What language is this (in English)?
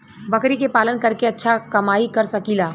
Bhojpuri